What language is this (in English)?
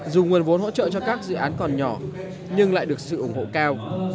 Vietnamese